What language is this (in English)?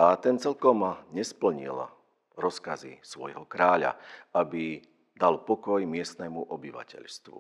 Slovak